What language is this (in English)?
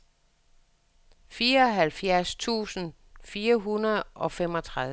Danish